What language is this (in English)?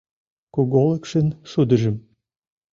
Mari